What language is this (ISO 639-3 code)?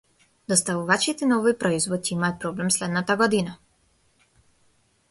mkd